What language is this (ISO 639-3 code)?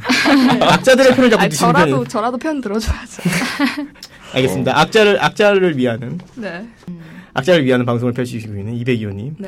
kor